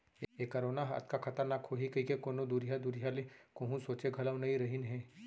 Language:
Chhattisgarhi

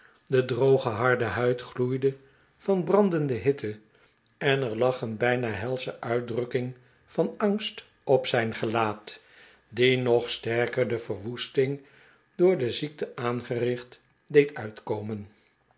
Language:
Dutch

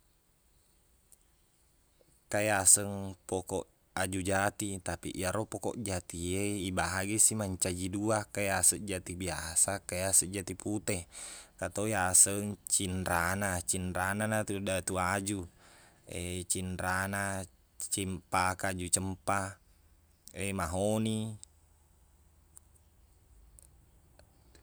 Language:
Buginese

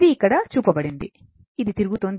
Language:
Telugu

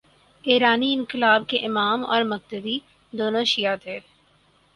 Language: Urdu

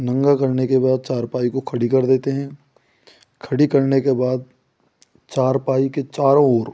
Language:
Hindi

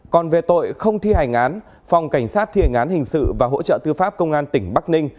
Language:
Vietnamese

